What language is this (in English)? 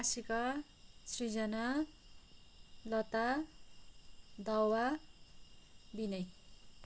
Nepali